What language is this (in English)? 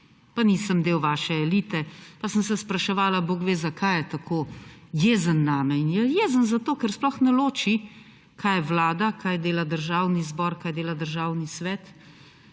Slovenian